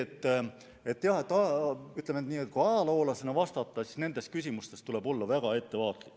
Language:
Estonian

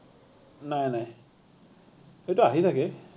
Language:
Assamese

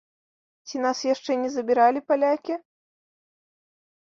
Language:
Belarusian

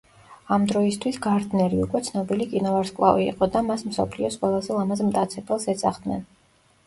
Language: Georgian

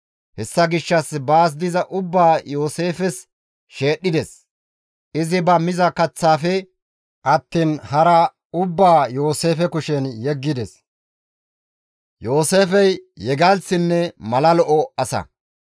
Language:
Gamo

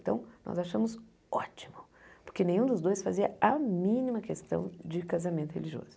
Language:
Portuguese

